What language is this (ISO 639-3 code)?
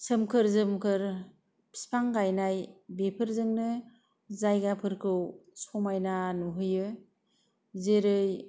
brx